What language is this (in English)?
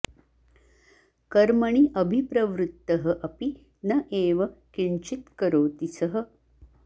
Sanskrit